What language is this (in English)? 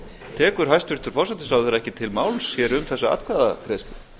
Icelandic